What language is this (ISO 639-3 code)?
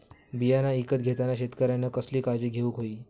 mar